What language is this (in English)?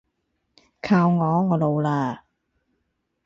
Cantonese